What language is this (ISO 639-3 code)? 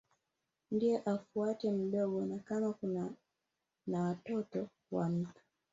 swa